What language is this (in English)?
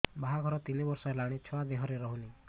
Odia